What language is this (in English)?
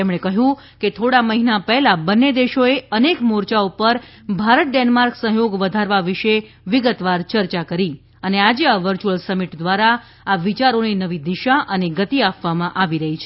Gujarati